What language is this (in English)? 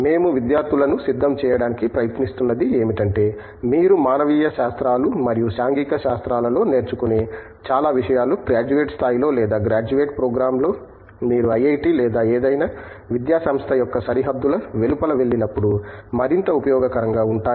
Telugu